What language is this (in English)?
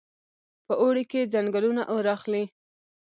Pashto